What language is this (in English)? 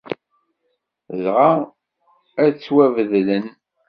Kabyle